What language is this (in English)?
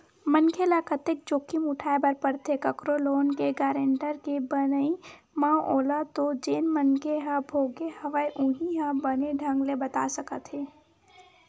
Chhattisgarhi